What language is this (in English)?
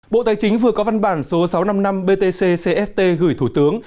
Vietnamese